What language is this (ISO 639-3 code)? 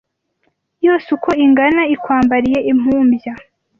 kin